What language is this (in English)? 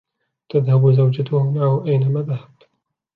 Arabic